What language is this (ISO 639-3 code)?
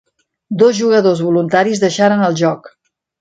cat